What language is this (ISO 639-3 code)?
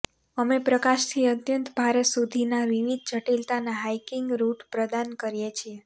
guj